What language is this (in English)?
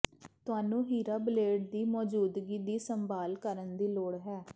Punjabi